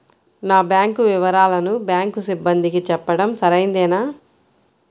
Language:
Telugu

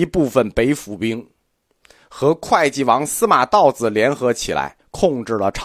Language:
Chinese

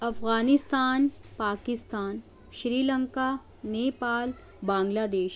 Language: Urdu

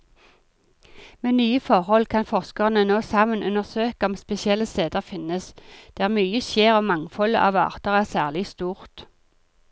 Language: Norwegian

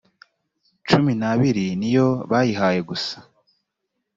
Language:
Kinyarwanda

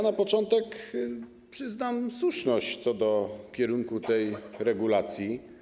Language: Polish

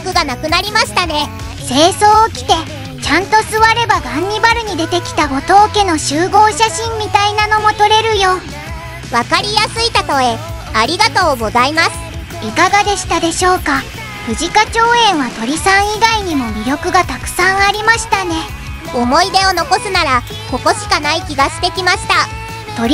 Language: Japanese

